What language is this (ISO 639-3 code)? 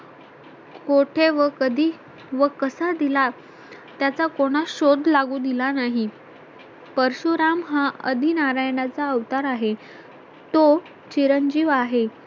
mar